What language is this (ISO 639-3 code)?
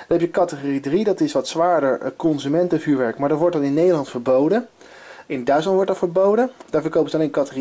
nld